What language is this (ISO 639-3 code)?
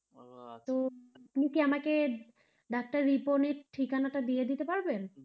ben